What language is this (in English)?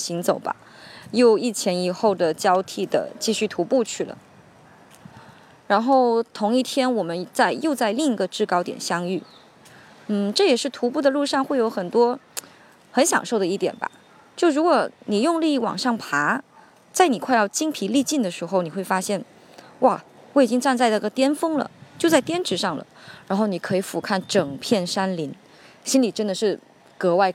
Chinese